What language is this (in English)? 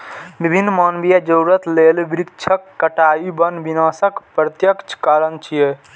Maithili